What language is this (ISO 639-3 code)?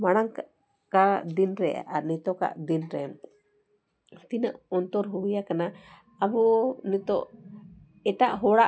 sat